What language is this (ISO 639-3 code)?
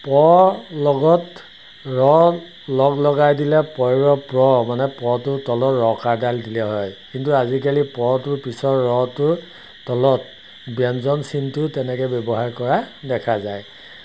asm